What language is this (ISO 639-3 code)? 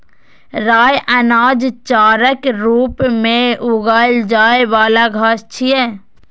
mai